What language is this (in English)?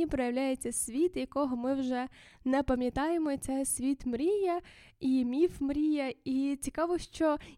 Ukrainian